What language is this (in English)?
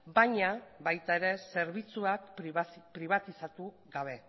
Basque